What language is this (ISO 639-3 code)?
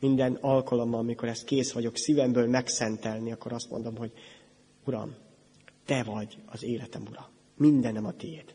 hun